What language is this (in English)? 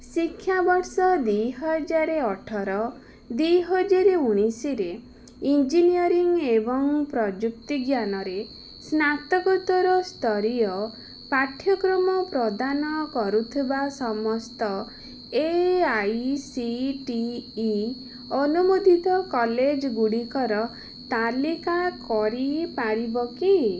Odia